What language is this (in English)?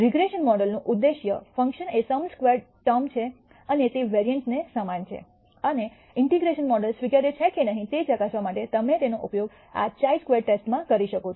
Gujarati